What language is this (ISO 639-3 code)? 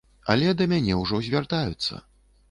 bel